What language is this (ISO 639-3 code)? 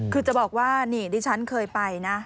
tha